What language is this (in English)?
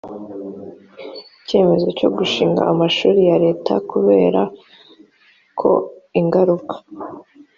Kinyarwanda